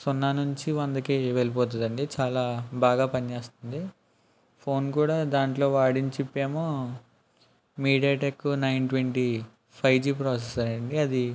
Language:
Telugu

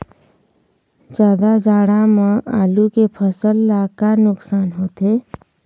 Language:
Chhattisgarhi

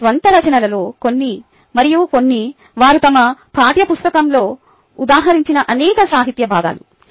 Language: Telugu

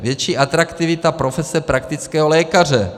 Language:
Czech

